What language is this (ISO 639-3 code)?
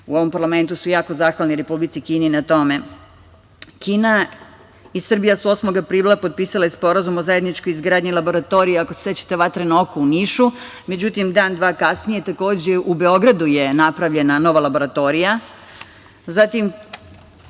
srp